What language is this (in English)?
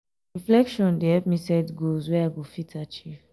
Nigerian Pidgin